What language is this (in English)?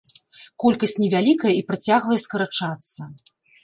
Belarusian